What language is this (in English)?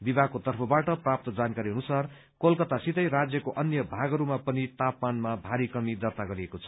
Nepali